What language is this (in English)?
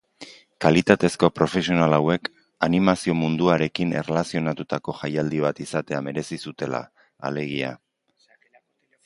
Basque